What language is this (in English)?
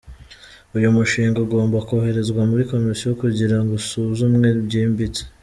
Kinyarwanda